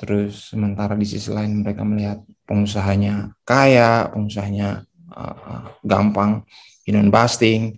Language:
Indonesian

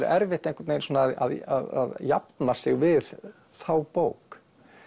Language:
Icelandic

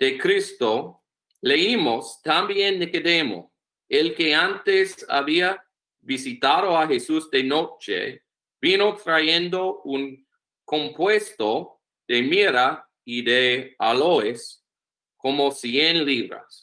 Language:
Spanish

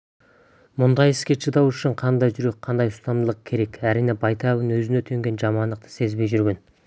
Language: Kazakh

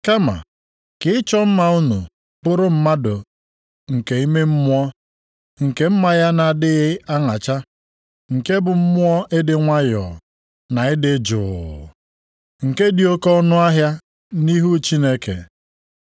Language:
Igbo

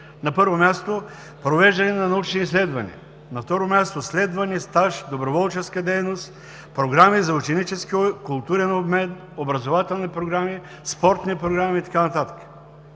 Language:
Bulgarian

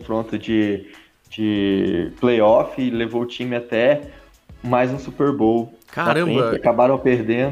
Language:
Portuguese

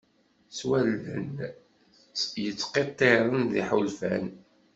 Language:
Kabyle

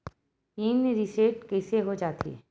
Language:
Chhattisgarhi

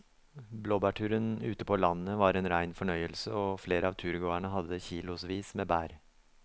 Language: Norwegian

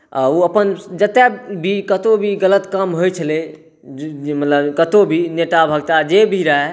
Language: Maithili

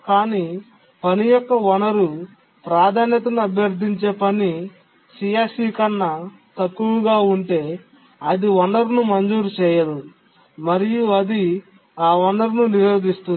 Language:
Telugu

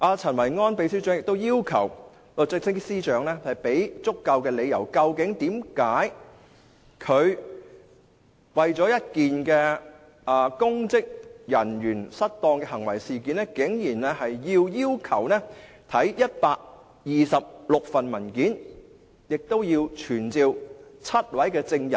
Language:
Cantonese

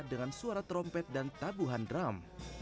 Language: Indonesian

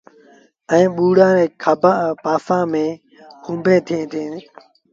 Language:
Sindhi Bhil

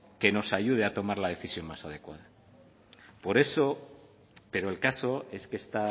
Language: Spanish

